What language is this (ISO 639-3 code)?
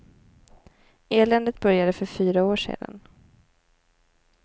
swe